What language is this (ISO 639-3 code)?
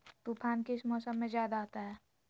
mag